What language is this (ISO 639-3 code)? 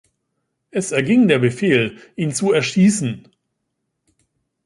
deu